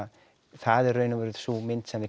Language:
Icelandic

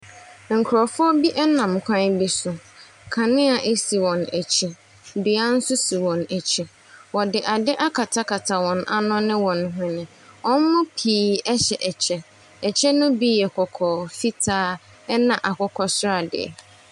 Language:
Akan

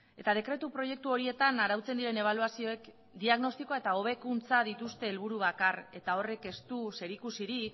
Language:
Basque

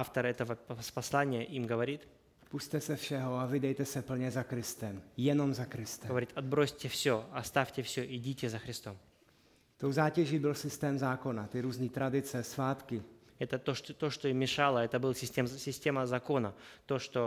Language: Czech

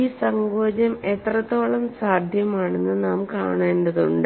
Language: Malayalam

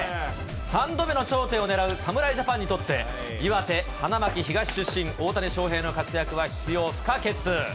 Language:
Japanese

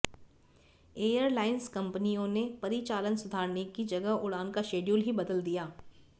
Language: Hindi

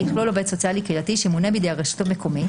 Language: Hebrew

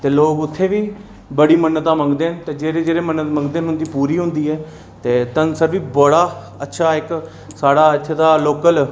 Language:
Dogri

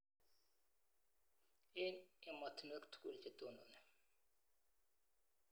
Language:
Kalenjin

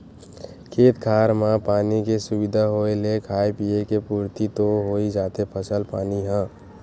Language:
Chhattisgarhi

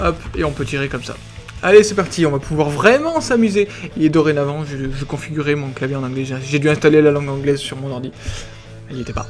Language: French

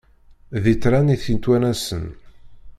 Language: Kabyle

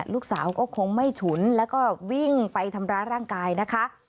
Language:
Thai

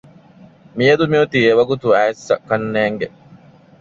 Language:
Divehi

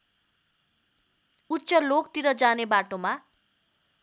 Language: Nepali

